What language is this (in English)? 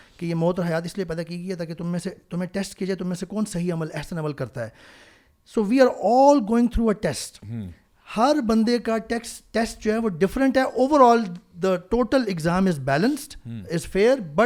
Urdu